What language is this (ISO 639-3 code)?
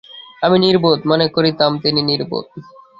ben